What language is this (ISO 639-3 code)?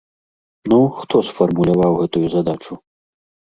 bel